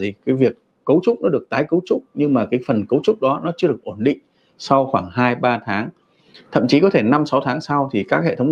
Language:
Vietnamese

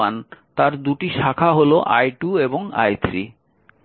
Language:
Bangla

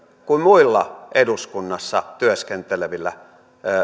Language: Finnish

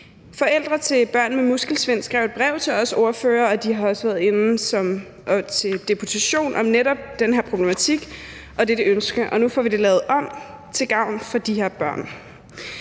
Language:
Danish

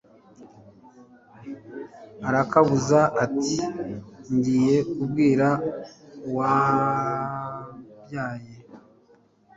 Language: Kinyarwanda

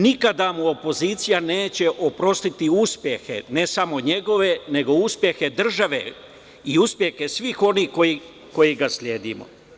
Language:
Serbian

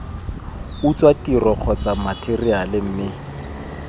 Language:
Tswana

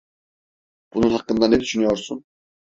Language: Turkish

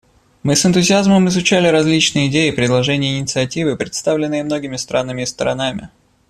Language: Russian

